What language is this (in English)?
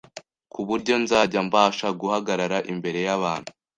Kinyarwanda